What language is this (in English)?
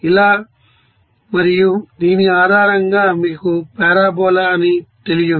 Telugu